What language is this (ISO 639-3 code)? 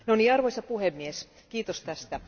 fin